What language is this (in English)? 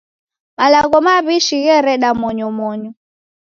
Taita